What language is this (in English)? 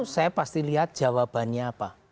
Indonesian